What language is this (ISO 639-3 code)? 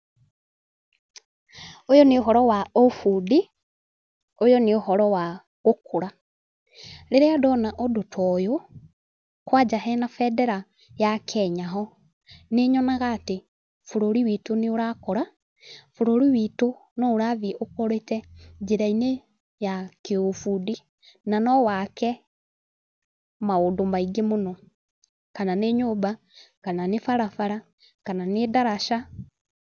kik